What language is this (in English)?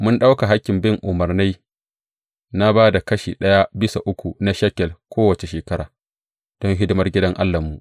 Hausa